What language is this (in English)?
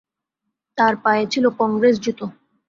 Bangla